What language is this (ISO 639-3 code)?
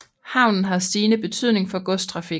dan